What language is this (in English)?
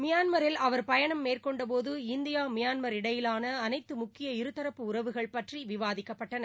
Tamil